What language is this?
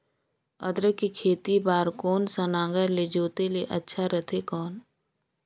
Chhattisgarhi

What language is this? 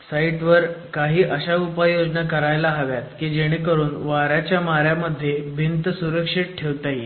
Marathi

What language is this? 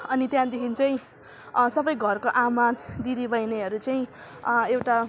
Nepali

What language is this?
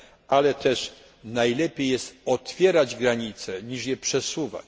Polish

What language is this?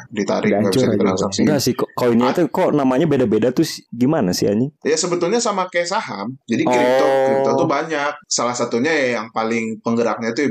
Indonesian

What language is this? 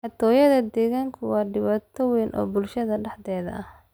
Somali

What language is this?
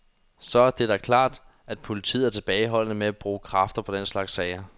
Danish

